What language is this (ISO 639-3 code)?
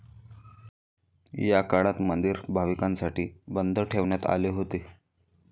mar